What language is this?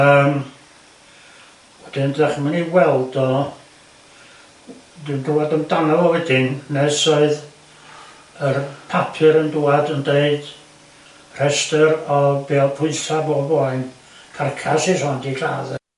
Welsh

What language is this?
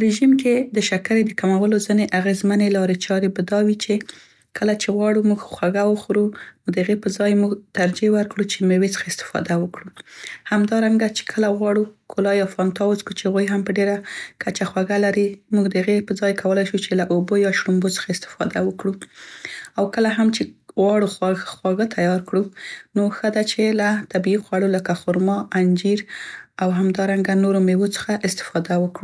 Central Pashto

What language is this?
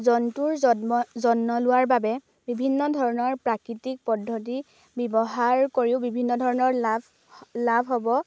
Assamese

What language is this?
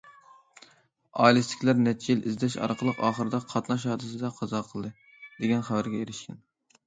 Uyghur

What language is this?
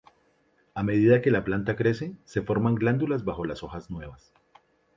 Spanish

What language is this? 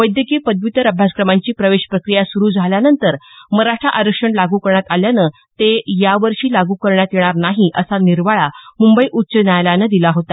Marathi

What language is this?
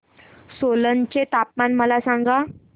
Marathi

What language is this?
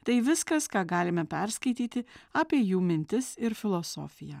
Lithuanian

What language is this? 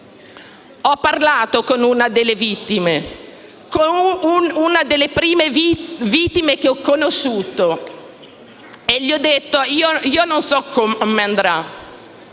Italian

